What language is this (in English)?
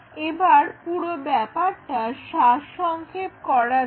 Bangla